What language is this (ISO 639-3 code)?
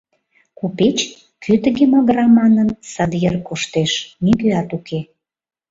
chm